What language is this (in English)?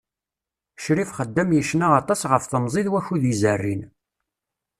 Kabyle